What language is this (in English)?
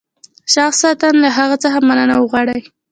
Pashto